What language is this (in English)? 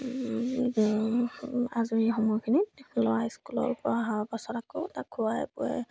Assamese